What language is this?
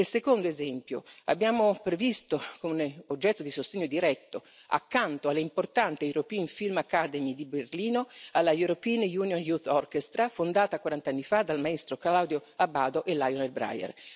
Italian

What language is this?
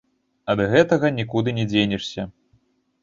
Belarusian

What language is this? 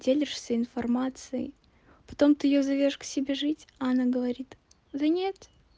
Russian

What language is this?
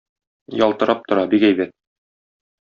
Tatar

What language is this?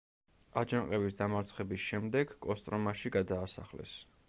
Georgian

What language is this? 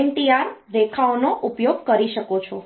Gujarati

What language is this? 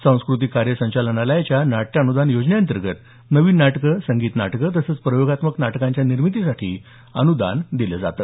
Marathi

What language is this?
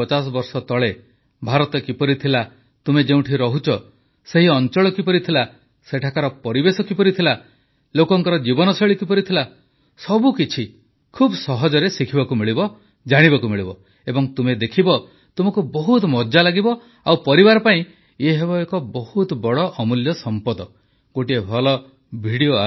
Odia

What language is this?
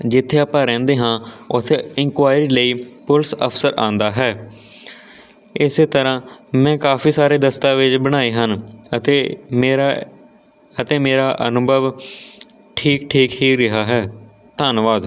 Punjabi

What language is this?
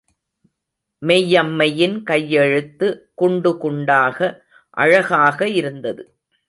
Tamil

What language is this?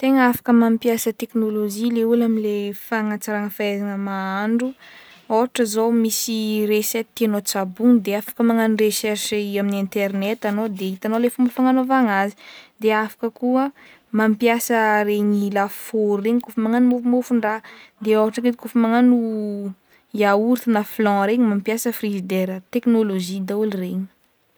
Northern Betsimisaraka Malagasy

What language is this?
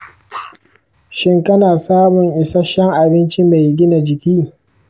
Hausa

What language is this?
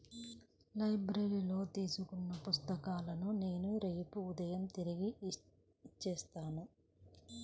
Telugu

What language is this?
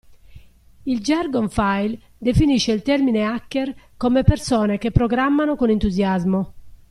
Italian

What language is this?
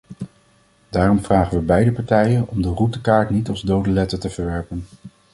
Dutch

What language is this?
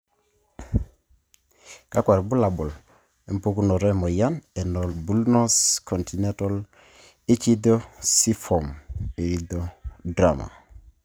Masai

